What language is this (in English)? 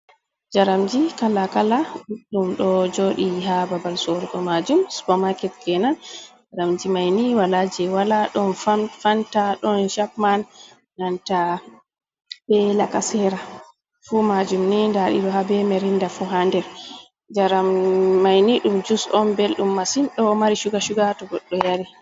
Fula